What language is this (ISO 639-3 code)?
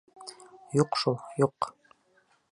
bak